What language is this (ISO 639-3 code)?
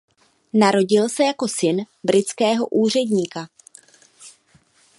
ces